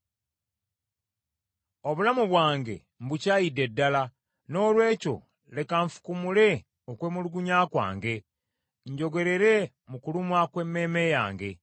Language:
Ganda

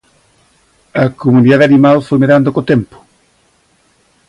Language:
Galician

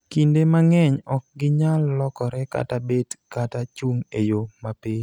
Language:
Luo (Kenya and Tanzania)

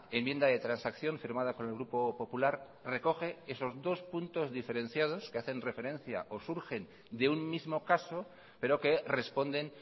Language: Spanish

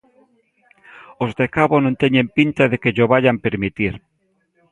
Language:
Galician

